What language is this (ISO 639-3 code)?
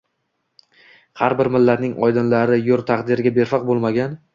uzb